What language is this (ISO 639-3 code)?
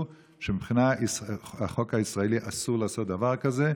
heb